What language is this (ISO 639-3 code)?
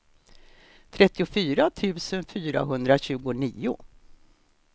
swe